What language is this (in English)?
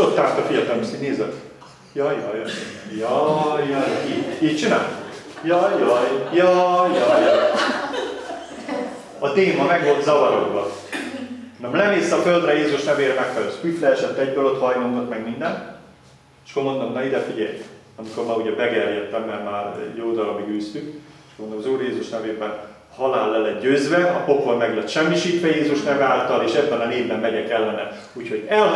Hungarian